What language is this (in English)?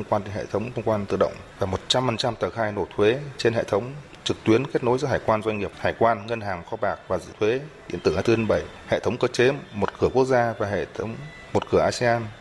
Vietnamese